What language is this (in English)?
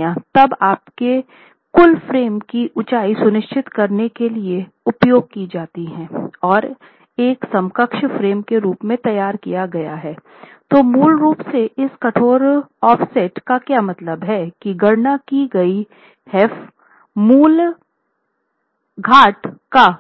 Hindi